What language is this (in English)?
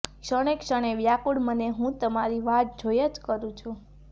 Gujarati